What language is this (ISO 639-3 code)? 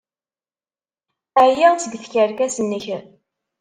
kab